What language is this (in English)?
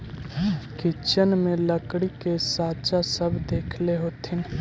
Magahi